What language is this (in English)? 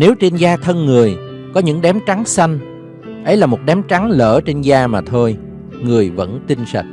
Vietnamese